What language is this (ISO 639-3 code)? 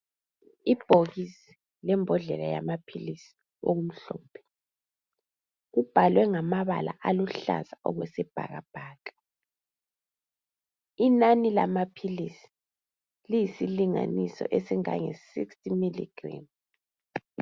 nde